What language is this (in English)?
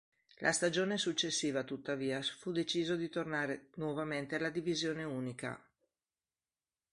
Italian